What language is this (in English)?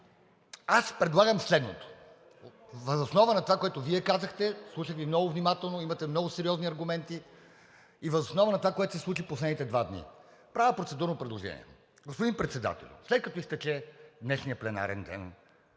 Bulgarian